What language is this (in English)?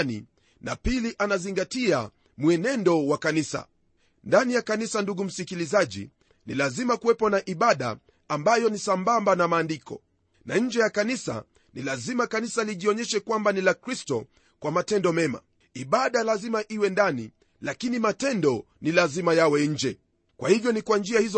Swahili